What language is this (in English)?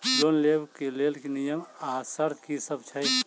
Maithili